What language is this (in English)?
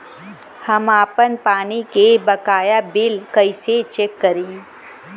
Bhojpuri